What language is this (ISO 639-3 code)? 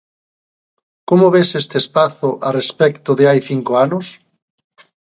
glg